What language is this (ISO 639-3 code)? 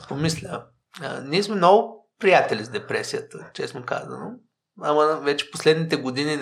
bul